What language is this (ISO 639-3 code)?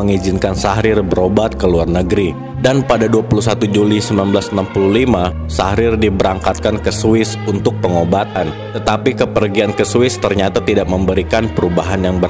ind